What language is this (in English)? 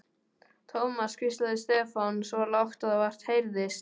Icelandic